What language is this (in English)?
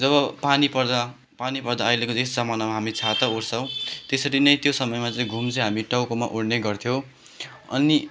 Nepali